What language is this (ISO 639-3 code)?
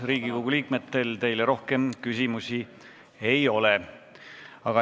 est